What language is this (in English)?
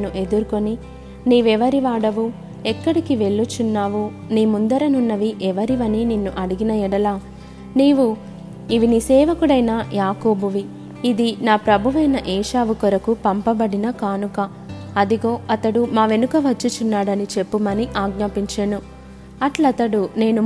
Telugu